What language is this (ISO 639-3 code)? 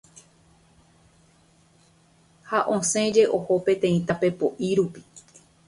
grn